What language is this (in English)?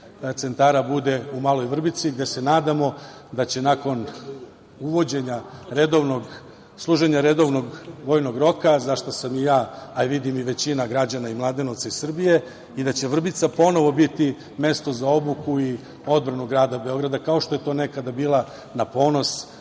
Serbian